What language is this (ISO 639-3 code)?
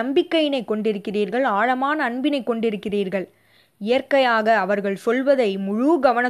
tam